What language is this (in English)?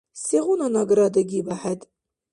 Dargwa